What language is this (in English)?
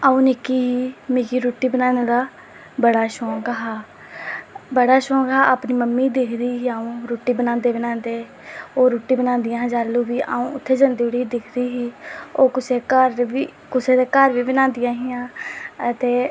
Dogri